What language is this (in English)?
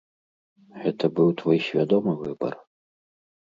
Belarusian